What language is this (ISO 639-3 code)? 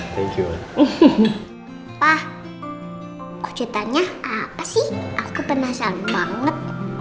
ind